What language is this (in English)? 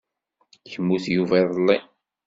Kabyle